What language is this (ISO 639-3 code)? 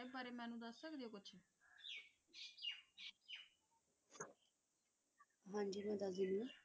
pan